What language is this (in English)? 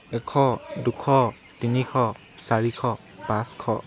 Assamese